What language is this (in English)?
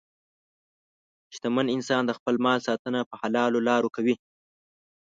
Pashto